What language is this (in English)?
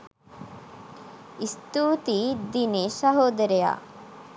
Sinhala